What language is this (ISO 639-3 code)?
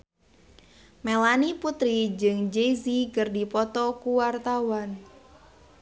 sun